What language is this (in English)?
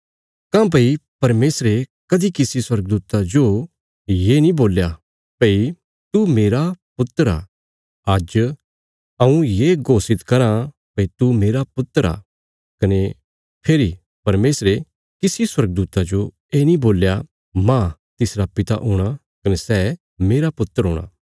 Bilaspuri